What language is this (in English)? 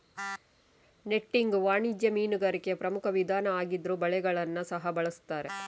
Kannada